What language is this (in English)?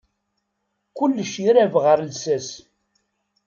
Kabyle